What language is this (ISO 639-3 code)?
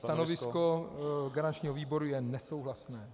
ces